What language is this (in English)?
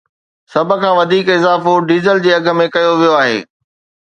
Sindhi